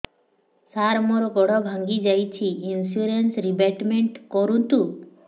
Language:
Odia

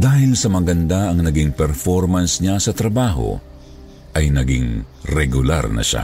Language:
Filipino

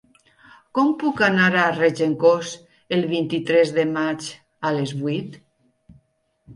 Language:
Catalan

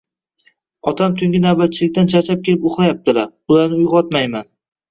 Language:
Uzbek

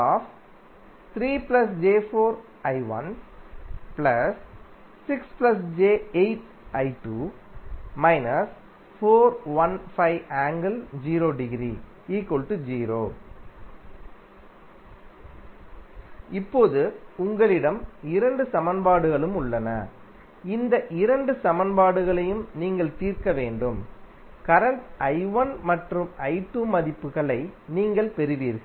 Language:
Tamil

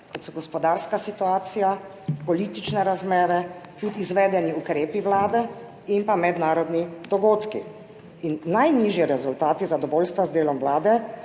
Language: Slovenian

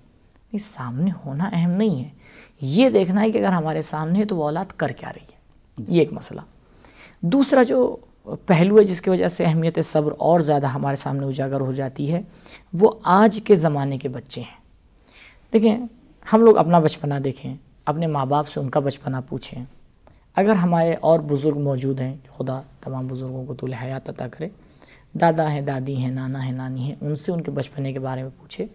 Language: Urdu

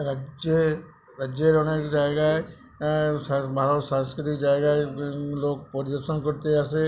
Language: Bangla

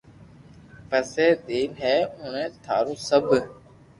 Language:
Loarki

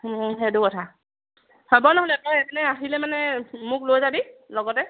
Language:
Assamese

